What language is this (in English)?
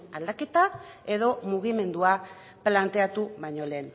Basque